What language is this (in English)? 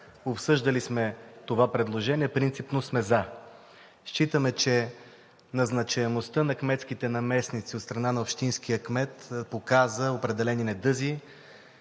Bulgarian